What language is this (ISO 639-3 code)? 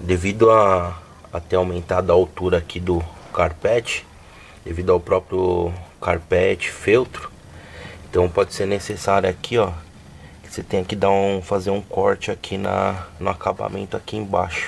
por